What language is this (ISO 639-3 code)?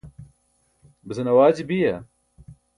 bsk